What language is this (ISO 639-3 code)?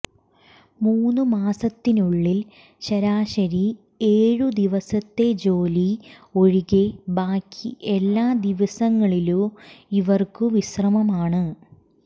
mal